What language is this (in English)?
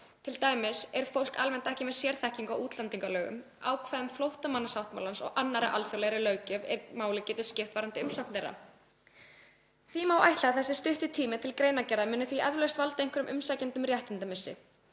Icelandic